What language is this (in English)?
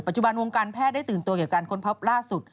Thai